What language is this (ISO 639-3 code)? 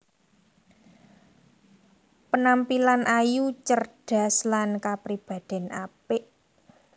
jav